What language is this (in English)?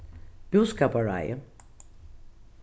Faroese